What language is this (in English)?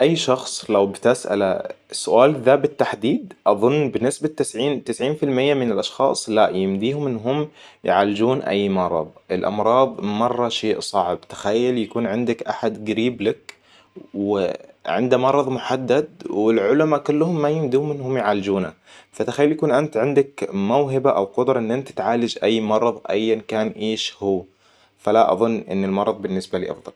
Hijazi Arabic